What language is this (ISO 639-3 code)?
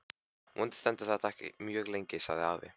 isl